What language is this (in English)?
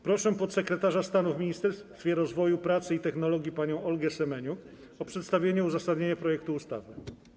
Polish